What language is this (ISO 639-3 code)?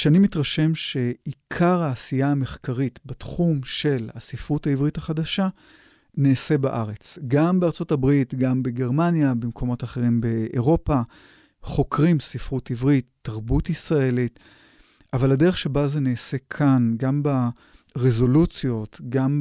heb